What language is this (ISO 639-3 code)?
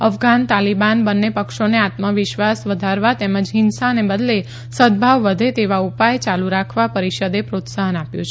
guj